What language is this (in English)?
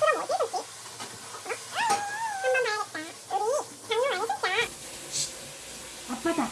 Korean